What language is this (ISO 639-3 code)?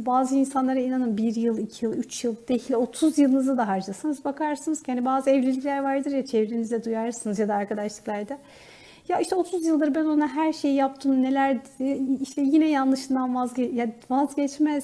tur